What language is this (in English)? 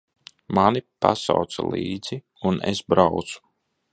Latvian